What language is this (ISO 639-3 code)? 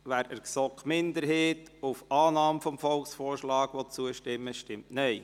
gsw